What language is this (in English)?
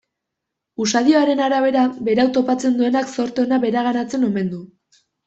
Basque